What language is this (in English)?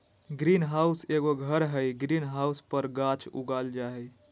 Magahi